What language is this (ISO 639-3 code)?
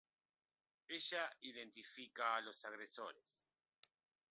spa